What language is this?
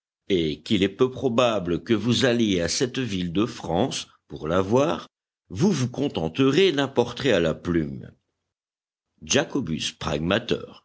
French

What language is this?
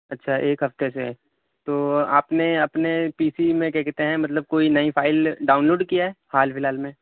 Urdu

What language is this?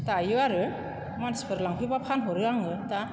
Bodo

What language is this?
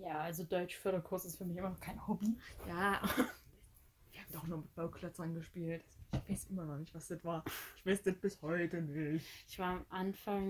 German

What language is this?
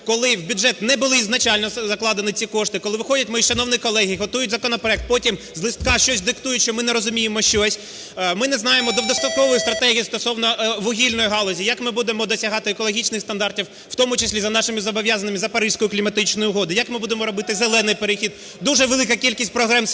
Ukrainian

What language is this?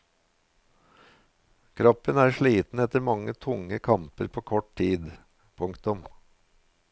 Norwegian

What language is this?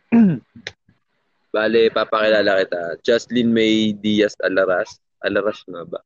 Filipino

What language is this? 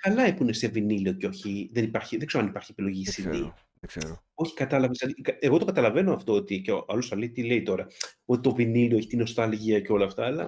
Greek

